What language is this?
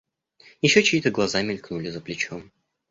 Russian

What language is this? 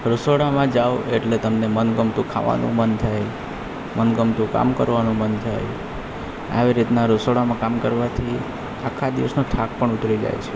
Gujarati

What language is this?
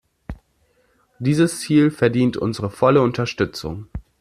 German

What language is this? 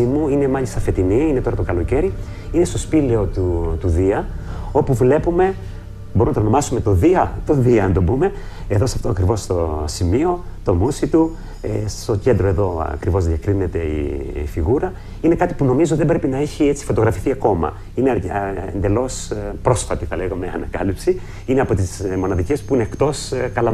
Greek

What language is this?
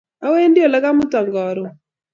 Kalenjin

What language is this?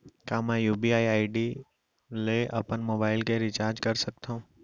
Chhattisgarhi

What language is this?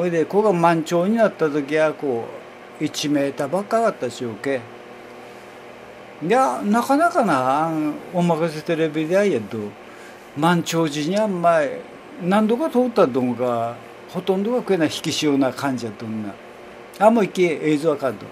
Japanese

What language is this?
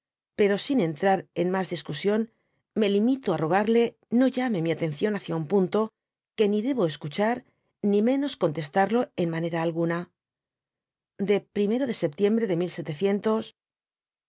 Spanish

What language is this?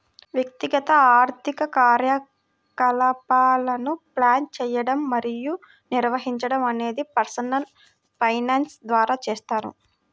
Telugu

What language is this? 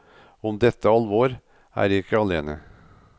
Norwegian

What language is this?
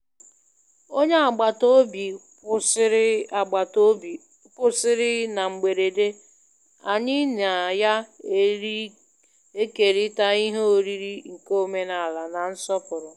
Igbo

